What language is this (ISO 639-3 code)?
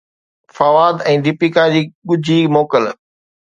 snd